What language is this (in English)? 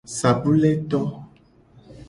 Gen